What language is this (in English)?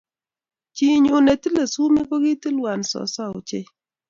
Kalenjin